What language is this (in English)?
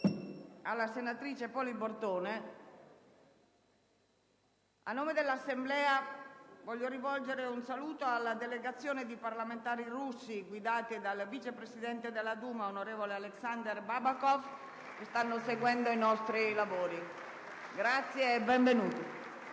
Italian